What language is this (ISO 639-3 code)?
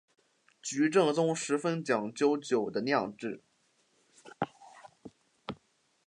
zho